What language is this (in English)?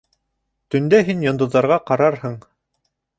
Bashkir